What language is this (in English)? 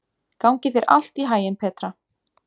Icelandic